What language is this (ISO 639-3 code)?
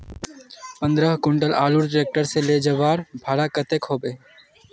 mag